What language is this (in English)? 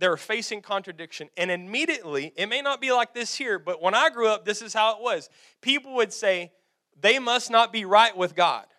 English